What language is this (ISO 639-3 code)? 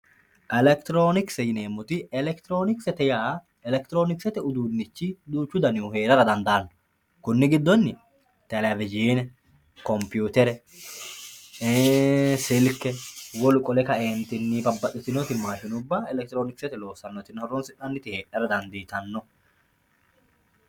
sid